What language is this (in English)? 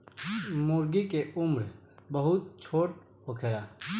Bhojpuri